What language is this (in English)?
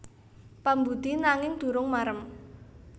Javanese